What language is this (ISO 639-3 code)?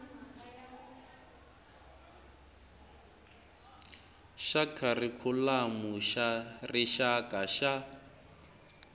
tso